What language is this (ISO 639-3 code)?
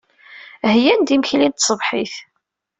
kab